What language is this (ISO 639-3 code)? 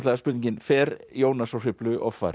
isl